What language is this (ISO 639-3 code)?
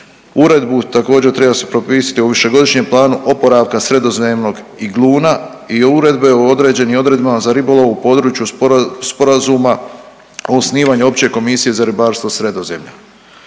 hrv